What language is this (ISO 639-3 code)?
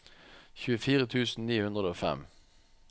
nor